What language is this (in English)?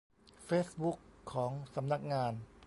Thai